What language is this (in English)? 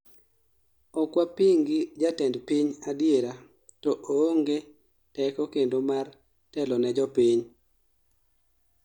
Luo (Kenya and Tanzania)